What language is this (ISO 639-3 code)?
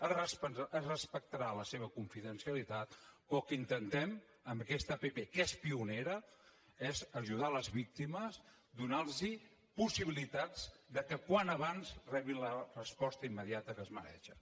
cat